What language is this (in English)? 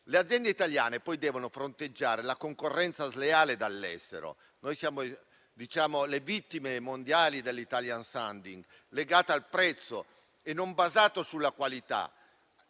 Italian